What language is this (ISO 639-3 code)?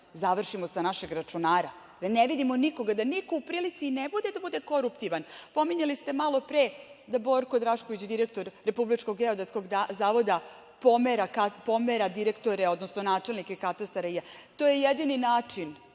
srp